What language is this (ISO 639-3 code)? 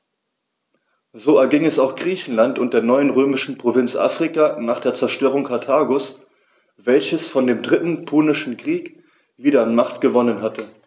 deu